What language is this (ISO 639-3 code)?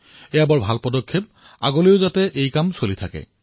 asm